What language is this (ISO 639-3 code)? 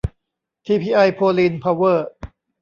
tha